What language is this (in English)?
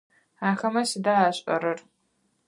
Adyghe